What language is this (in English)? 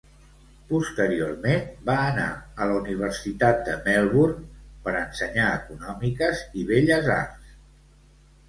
Catalan